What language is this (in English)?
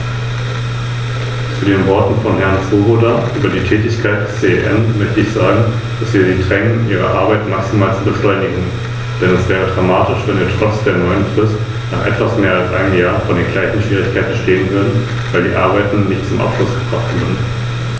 German